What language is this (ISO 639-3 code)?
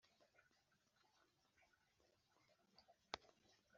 kin